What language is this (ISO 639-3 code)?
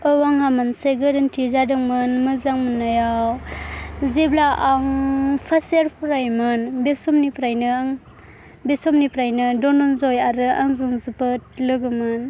brx